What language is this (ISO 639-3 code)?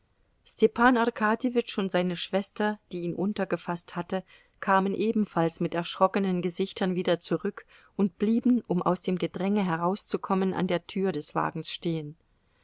deu